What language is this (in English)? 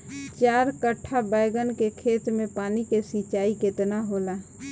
Bhojpuri